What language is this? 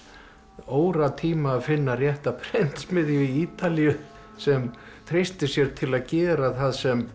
Icelandic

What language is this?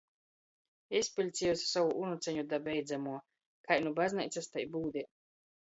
Latgalian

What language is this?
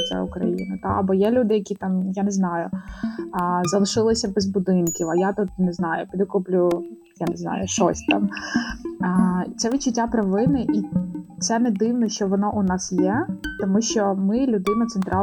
Ukrainian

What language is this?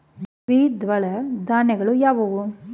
Kannada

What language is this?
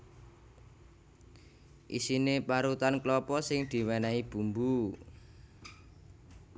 Javanese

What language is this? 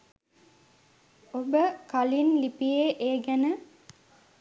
Sinhala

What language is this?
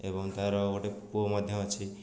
Odia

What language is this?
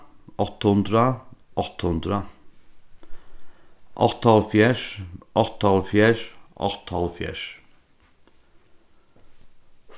Faroese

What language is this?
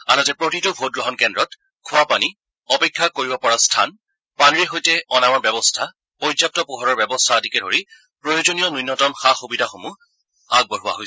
Assamese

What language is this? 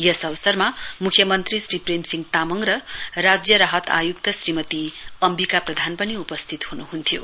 Nepali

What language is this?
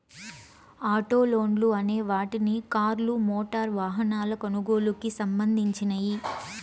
Telugu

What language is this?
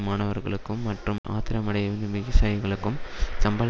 Tamil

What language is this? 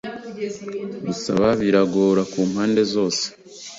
Kinyarwanda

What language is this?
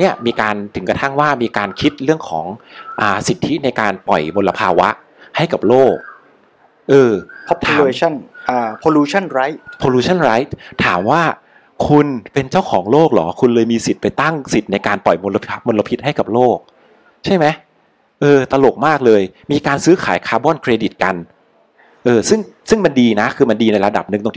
Thai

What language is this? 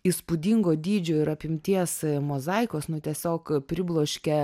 Lithuanian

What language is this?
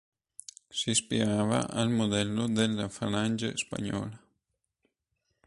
Italian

